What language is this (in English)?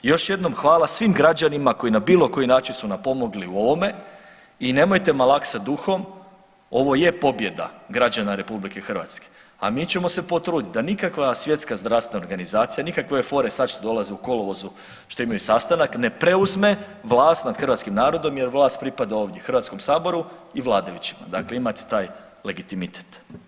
Croatian